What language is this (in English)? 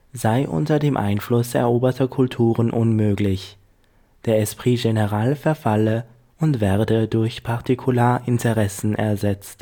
German